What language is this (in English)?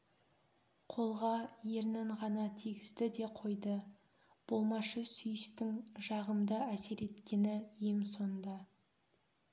Kazakh